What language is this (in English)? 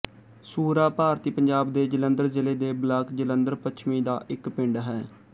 Punjabi